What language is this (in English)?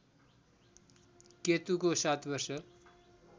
Nepali